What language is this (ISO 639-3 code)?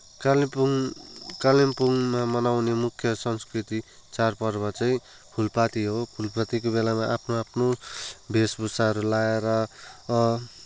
nep